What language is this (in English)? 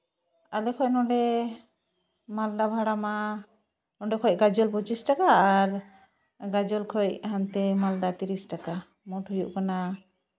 Santali